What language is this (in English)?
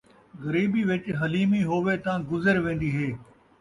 Saraiki